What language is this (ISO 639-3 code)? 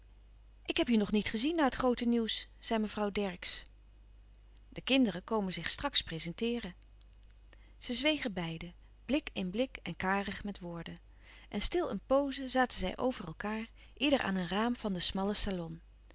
nld